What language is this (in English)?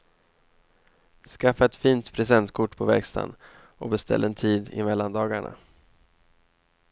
Swedish